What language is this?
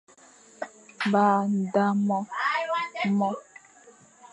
Fang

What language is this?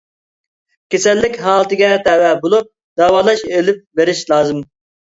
Uyghur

